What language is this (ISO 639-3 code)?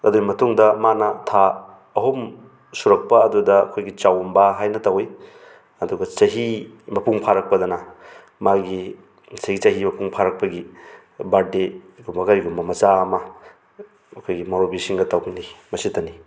mni